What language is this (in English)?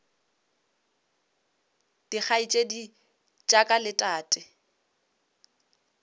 Northern Sotho